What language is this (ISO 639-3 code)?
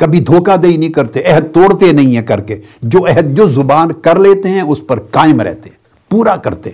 urd